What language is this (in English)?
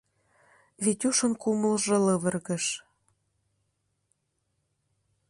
Mari